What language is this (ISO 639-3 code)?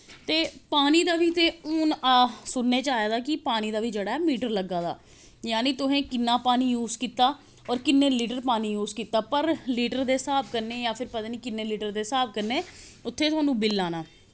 doi